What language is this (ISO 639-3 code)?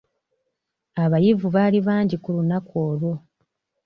lug